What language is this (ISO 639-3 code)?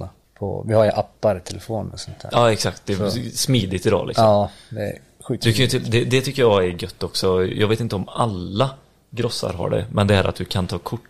swe